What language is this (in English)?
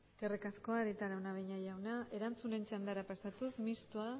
Basque